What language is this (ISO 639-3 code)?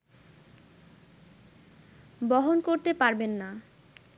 ben